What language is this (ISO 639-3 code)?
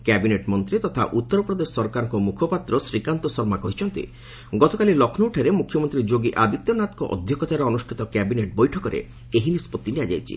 ori